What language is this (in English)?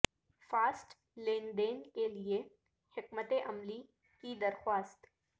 Urdu